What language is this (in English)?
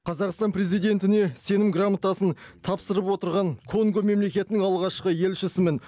Kazakh